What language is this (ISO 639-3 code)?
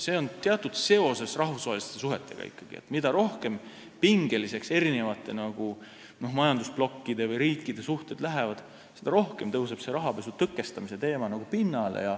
est